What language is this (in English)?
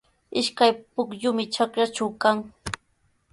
Sihuas Ancash Quechua